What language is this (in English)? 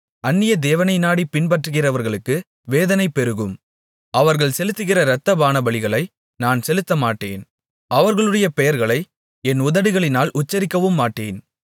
Tamil